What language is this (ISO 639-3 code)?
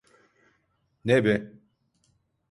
tur